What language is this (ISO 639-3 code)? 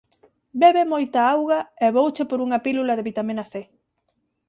glg